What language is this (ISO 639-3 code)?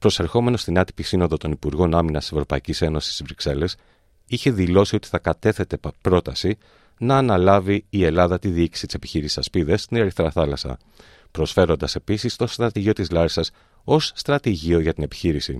ell